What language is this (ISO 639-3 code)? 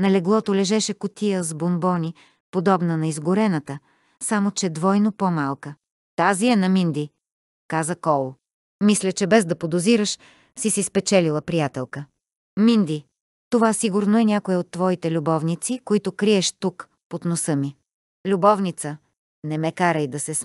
bul